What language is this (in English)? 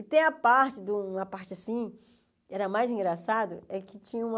Portuguese